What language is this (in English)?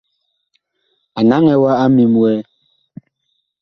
Bakoko